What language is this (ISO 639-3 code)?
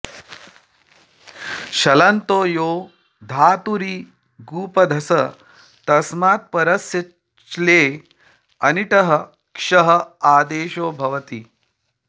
san